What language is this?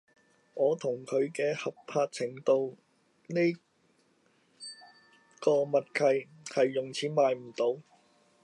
Cantonese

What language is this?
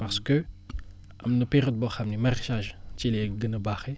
Wolof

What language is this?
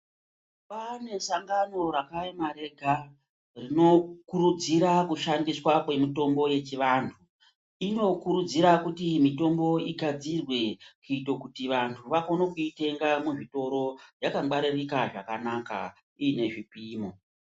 Ndau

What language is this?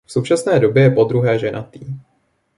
Czech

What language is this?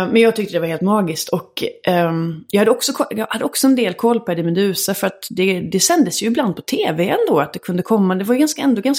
Swedish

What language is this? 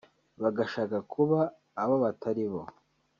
Kinyarwanda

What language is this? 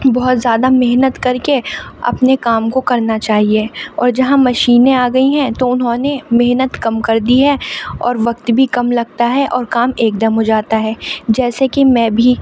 Urdu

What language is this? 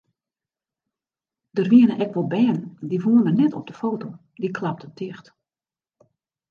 Western Frisian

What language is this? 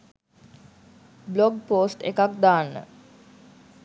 Sinhala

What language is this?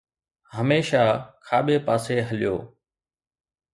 Sindhi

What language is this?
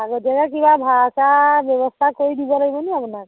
Assamese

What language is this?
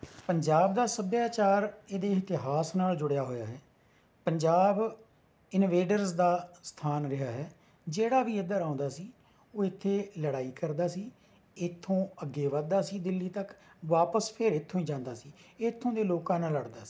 Punjabi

